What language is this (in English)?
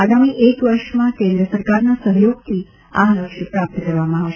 Gujarati